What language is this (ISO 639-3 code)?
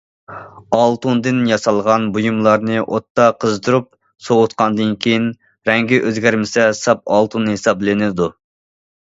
uig